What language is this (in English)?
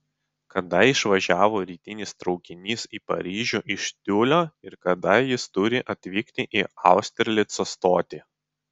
Lithuanian